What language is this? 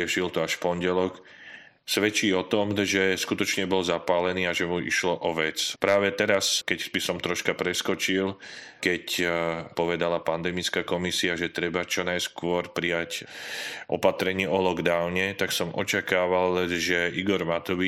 Slovak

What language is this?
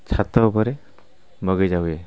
Odia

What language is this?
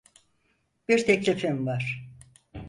Turkish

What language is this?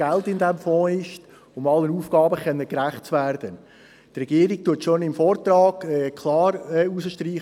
Swiss German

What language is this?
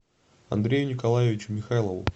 Russian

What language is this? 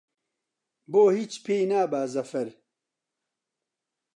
Central Kurdish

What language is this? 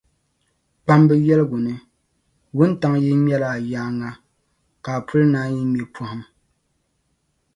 Dagbani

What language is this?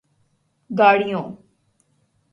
Urdu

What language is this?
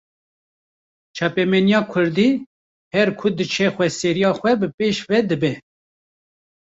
Kurdish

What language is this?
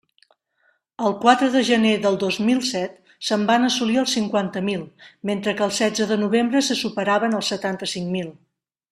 Catalan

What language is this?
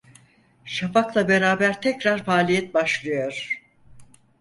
Turkish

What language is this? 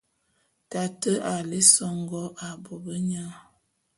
Bulu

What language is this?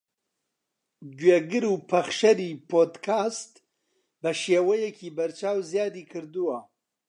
Central Kurdish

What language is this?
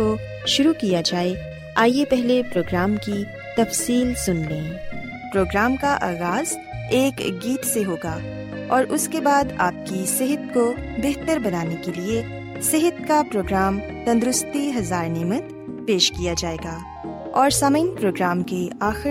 Urdu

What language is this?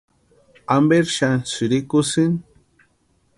Western Highland Purepecha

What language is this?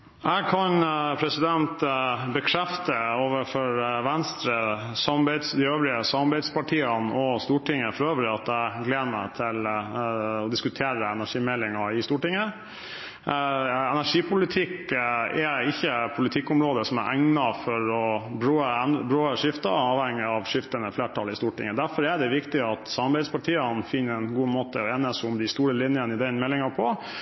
Norwegian Bokmål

